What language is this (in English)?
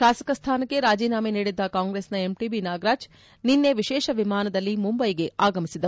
Kannada